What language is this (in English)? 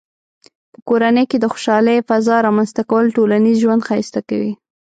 Pashto